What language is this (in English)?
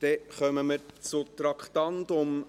Swiss German